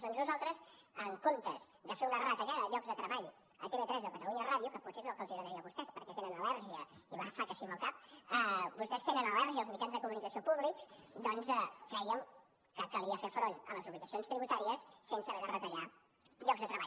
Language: Catalan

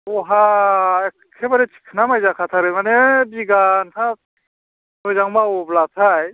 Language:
Bodo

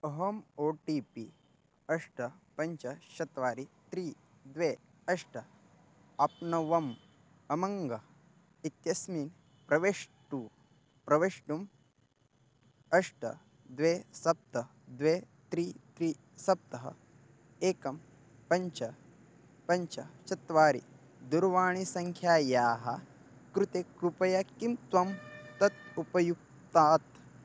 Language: Sanskrit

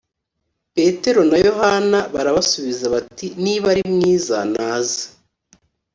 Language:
Kinyarwanda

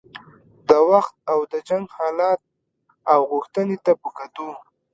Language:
Pashto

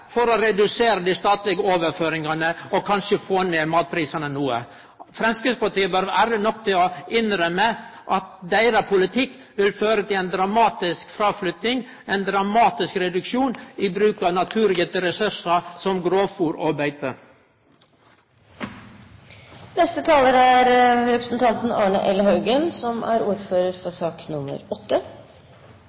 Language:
Norwegian Nynorsk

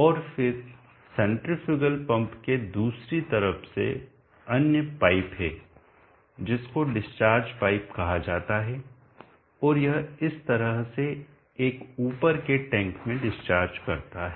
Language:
Hindi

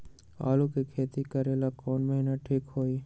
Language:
Magahi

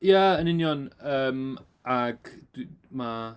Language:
Welsh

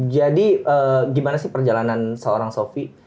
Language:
Indonesian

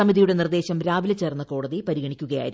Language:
Malayalam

